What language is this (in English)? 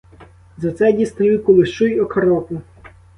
Ukrainian